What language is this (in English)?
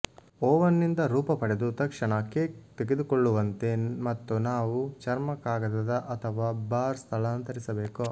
Kannada